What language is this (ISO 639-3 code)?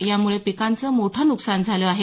mar